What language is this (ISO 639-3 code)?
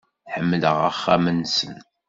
kab